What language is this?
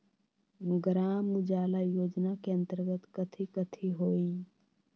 Magahi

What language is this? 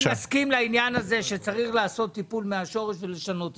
Hebrew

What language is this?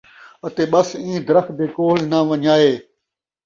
Saraiki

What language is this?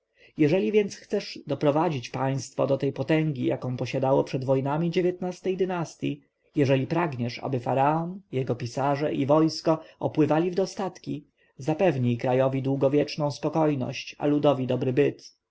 Polish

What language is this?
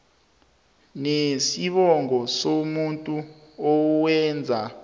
South Ndebele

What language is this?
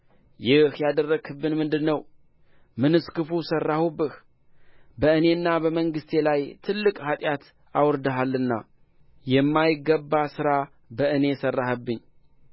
Amharic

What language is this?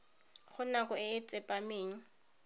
Tswana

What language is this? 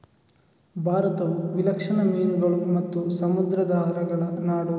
Kannada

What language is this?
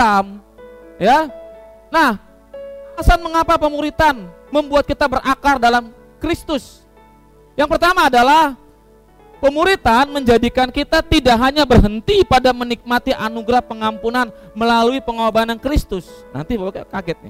Indonesian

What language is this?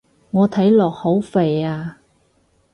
Cantonese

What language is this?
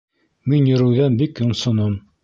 Bashkir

